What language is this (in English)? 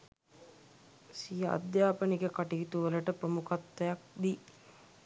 Sinhala